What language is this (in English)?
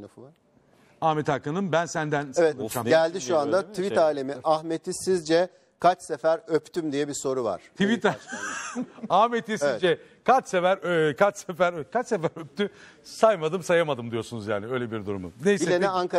Turkish